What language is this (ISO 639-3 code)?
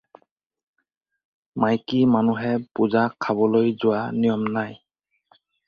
asm